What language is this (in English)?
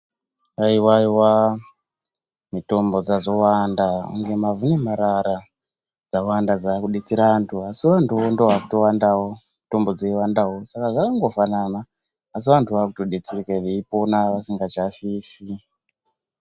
Ndau